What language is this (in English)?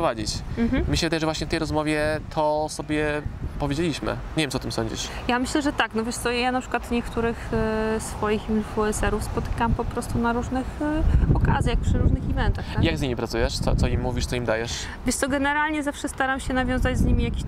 Polish